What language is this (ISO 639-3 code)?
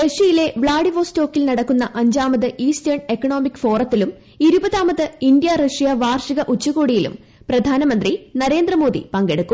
mal